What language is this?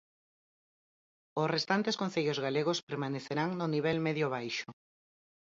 Galician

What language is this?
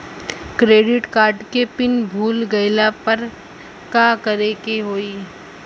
Bhojpuri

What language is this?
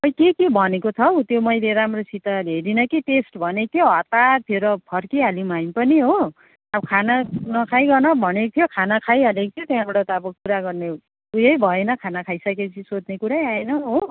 Nepali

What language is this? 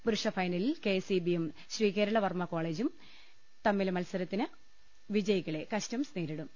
Malayalam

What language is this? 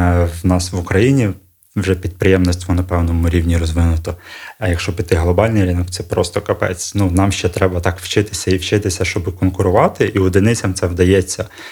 Ukrainian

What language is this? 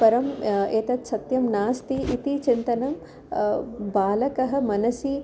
Sanskrit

